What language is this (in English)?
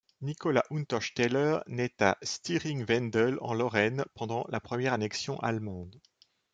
French